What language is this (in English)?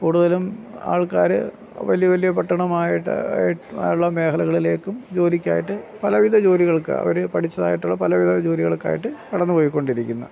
Malayalam